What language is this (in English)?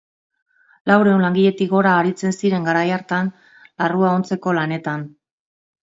Basque